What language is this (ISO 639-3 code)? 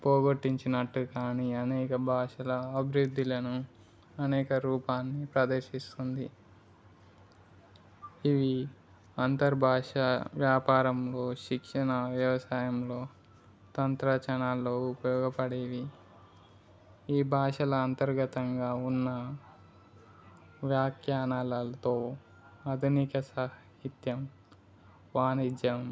tel